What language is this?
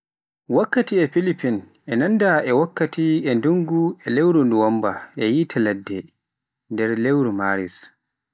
Pular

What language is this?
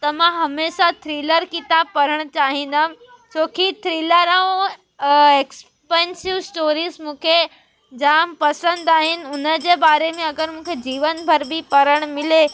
Sindhi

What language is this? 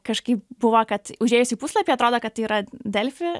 Lithuanian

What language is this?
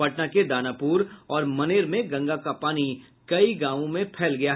Hindi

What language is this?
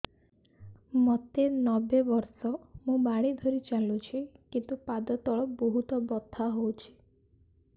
Odia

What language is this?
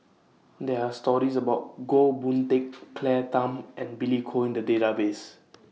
English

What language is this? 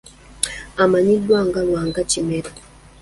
Ganda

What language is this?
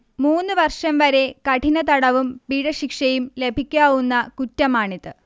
Malayalam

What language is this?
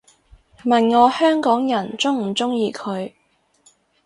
Cantonese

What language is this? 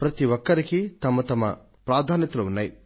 Telugu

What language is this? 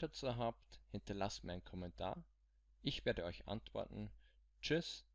German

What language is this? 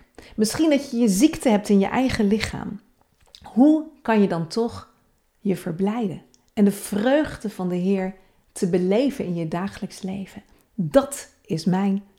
Dutch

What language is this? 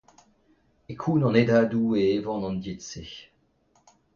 Breton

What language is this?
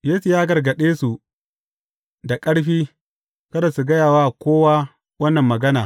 Hausa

